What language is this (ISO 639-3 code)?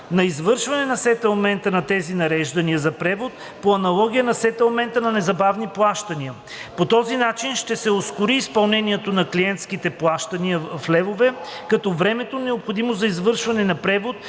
bul